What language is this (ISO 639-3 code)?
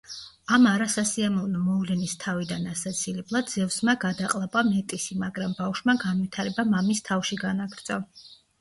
kat